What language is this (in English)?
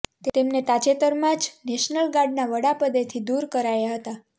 Gujarati